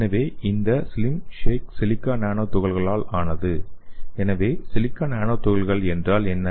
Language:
Tamil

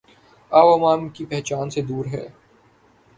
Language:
Urdu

